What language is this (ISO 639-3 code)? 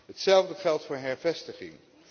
nld